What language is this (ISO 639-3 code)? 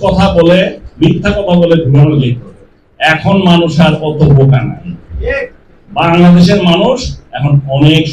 tur